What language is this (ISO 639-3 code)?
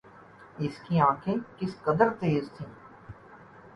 urd